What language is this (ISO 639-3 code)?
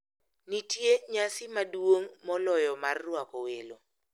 luo